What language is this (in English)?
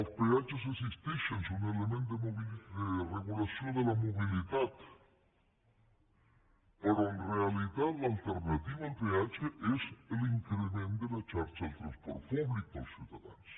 Catalan